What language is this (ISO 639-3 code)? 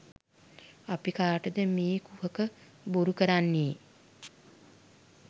sin